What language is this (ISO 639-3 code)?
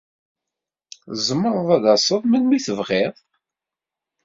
kab